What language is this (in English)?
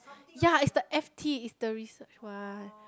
English